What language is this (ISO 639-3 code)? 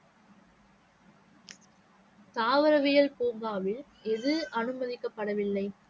tam